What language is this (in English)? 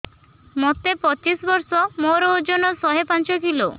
Odia